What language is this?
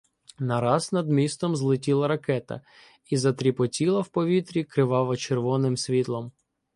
Ukrainian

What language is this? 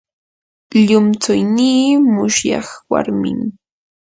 Yanahuanca Pasco Quechua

